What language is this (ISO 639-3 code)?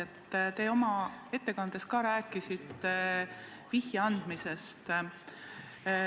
est